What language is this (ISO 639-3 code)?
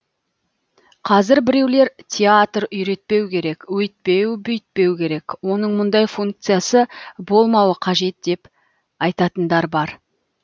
kaz